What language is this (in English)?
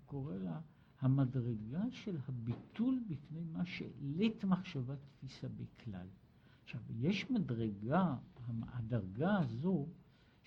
Hebrew